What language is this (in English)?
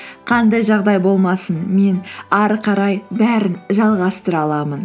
Kazakh